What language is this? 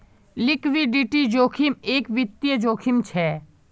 Magahi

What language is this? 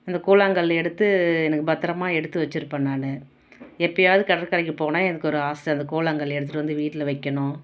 Tamil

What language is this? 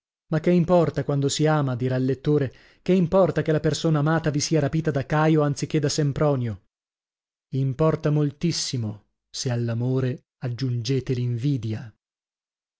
Italian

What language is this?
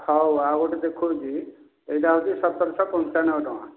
Odia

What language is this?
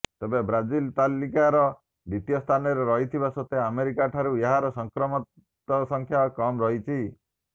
Odia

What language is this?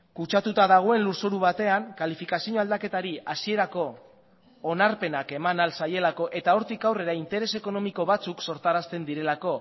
Basque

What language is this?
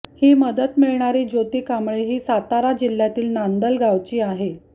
Marathi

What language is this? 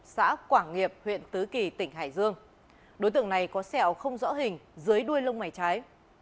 Vietnamese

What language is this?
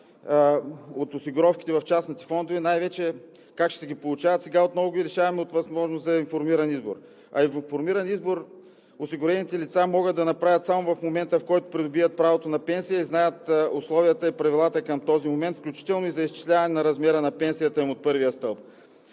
Bulgarian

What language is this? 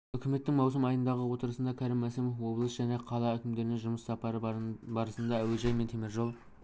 Kazakh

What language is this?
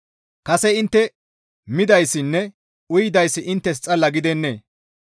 Gamo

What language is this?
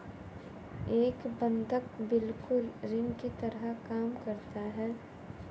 Hindi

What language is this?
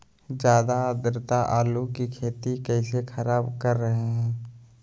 Magahi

